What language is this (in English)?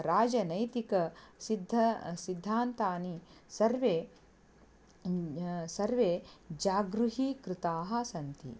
Sanskrit